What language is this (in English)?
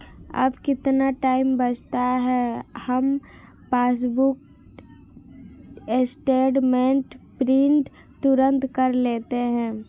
Hindi